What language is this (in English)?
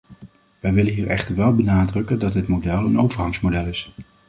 Dutch